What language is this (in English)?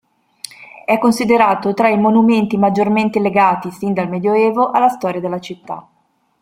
Italian